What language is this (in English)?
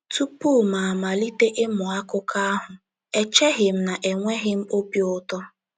Igbo